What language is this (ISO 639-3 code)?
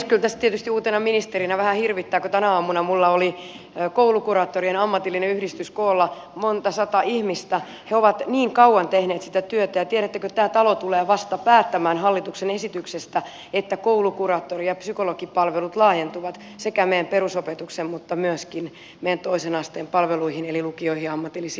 fin